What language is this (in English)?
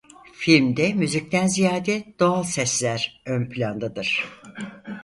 Turkish